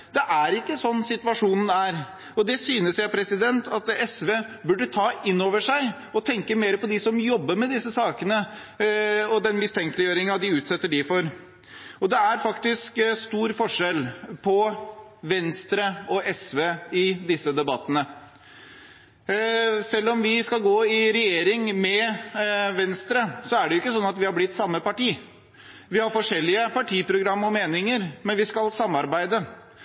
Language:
Norwegian Bokmål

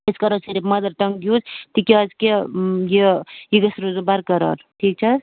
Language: Kashmiri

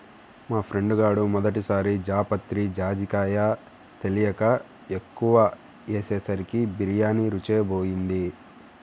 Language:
Telugu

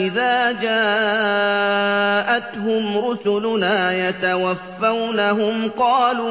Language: Arabic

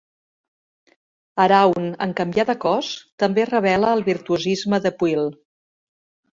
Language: Catalan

